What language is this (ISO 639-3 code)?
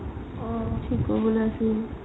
asm